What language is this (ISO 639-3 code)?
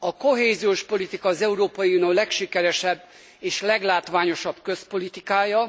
hun